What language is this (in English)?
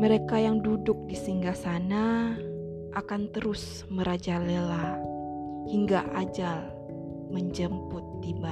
Indonesian